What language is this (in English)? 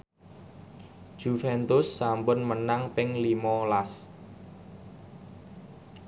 Javanese